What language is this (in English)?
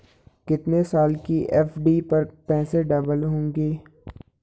Hindi